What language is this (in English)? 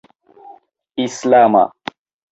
Esperanto